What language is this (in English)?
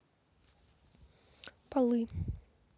Russian